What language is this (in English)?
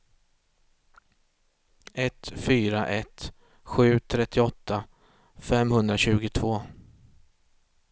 Swedish